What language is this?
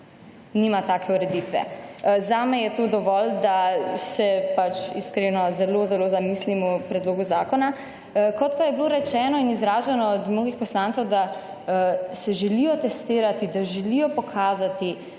Slovenian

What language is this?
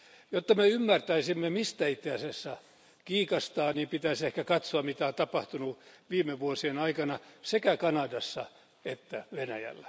Finnish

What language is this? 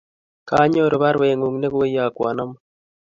Kalenjin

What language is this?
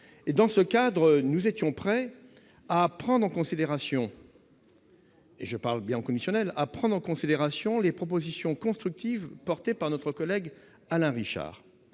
French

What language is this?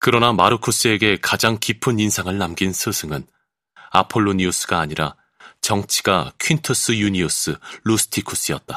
Korean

